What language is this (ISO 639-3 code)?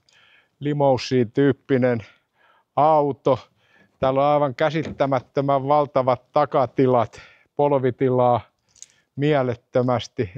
fin